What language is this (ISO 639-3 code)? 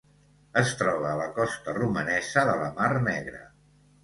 cat